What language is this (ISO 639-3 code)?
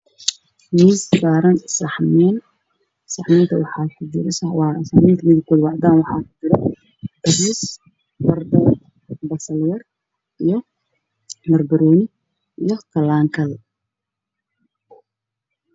som